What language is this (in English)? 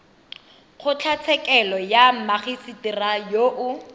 Tswana